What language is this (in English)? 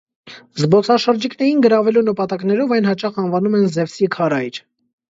Armenian